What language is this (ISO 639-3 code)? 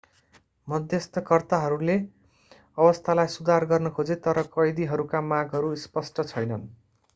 nep